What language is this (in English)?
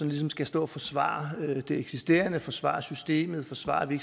Danish